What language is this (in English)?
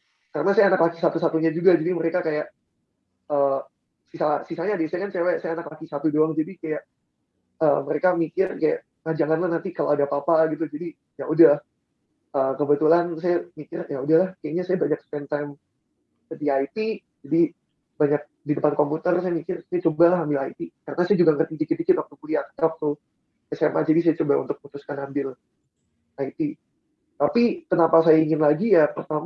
Indonesian